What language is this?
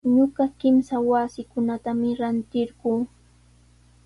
Sihuas Ancash Quechua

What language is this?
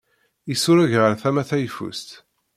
Kabyle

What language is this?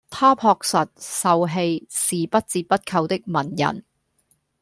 Cantonese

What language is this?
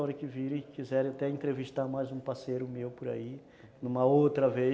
Portuguese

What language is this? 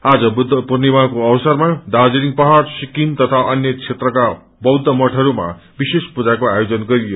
Nepali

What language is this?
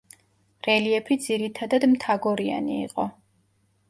Georgian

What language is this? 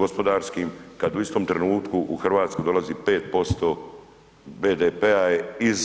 Croatian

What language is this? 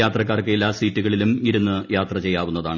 Malayalam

